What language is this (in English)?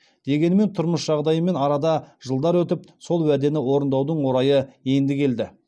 Kazakh